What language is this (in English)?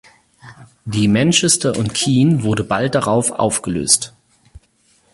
German